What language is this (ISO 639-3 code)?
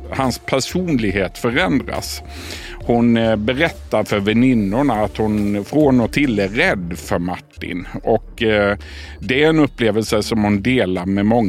swe